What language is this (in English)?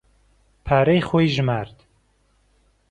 Central Kurdish